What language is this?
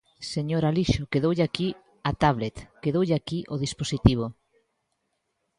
Galician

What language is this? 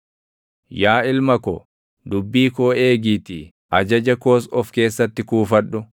Oromo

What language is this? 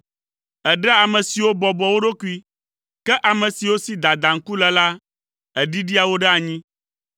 Ewe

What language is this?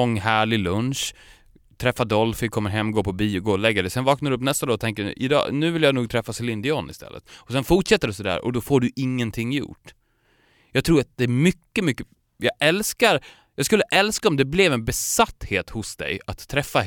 Swedish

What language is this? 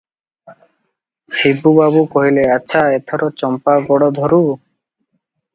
Odia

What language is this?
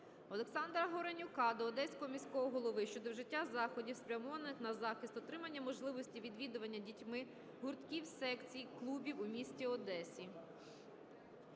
Ukrainian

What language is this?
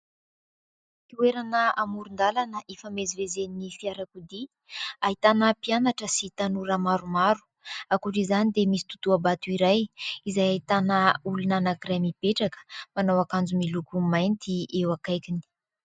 Malagasy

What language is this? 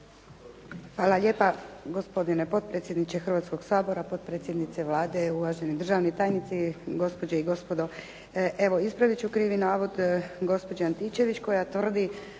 Croatian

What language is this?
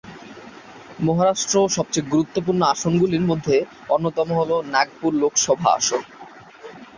Bangla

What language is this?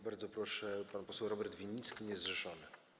Polish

